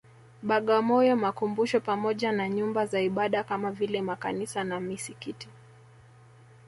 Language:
Swahili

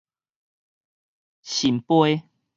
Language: Min Nan Chinese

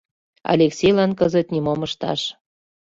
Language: Mari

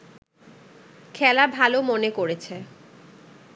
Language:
Bangla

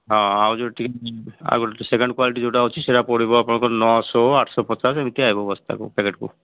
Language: Odia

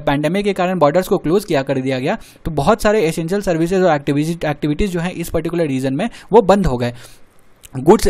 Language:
Hindi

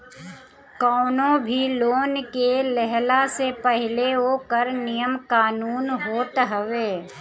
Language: Bhojpuri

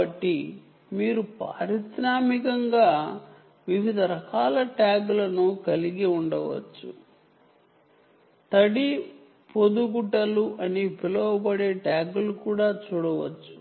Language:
Telugu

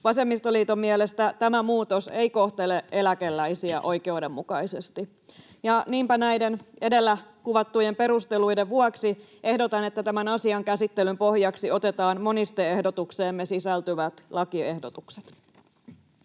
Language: Finnish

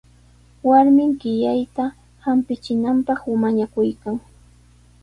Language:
Sihuas Ancash Quechua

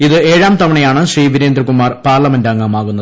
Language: Malayalam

